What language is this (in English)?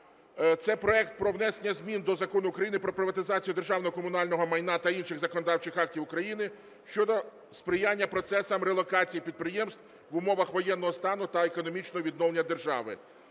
Ukrainian